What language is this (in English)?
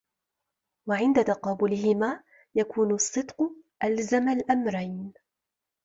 Arabic